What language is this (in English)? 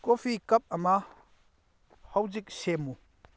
Manipuri